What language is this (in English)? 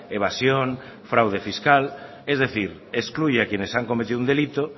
Spanish